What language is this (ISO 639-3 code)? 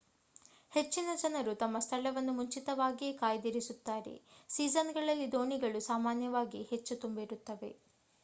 kan